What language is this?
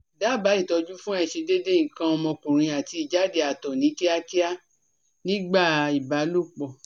Yoruba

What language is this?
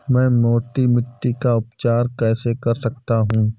Hindi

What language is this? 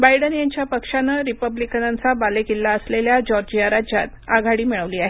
Marathi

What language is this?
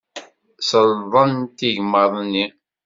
Kabyle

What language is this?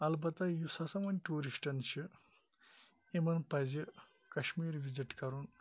Kashmiri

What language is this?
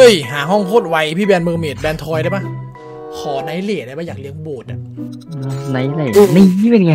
Thai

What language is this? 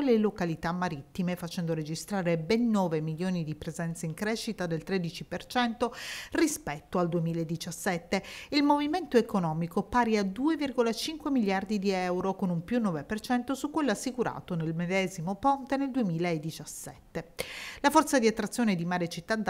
Italian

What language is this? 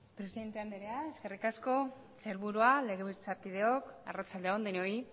Basque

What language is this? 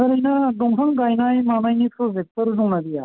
Bodo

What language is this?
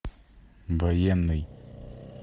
Russian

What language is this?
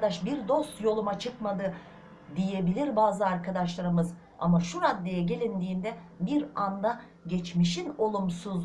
Turkish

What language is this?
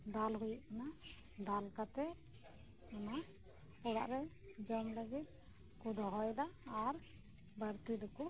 Santali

